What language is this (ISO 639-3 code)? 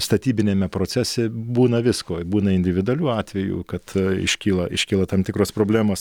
lit